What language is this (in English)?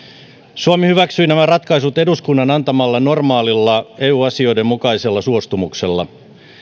Finnish